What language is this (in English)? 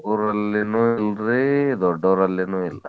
Kannada